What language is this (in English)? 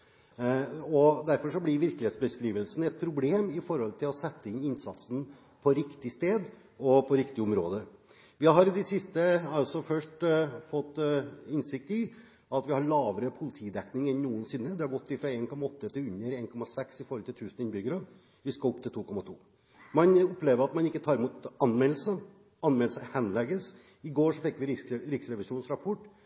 Norwegian Bokmål